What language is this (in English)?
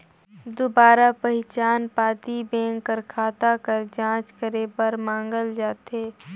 Chhattisgarhi